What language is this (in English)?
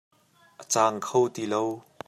Hakha Chin